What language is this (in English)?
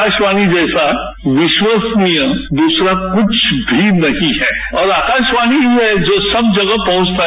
Hindi